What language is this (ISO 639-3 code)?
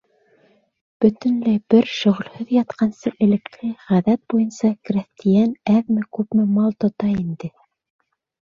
bak